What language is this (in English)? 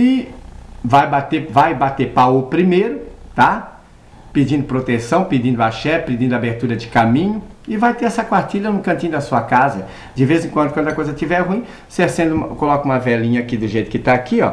Portuguese